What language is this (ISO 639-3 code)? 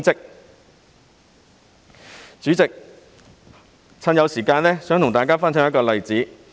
yue